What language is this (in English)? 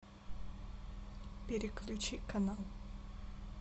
Russian